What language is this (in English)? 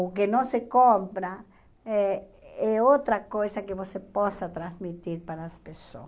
Portuguese